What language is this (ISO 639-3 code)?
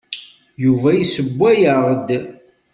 kab